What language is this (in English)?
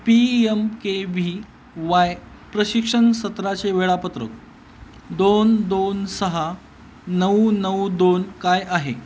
Marathi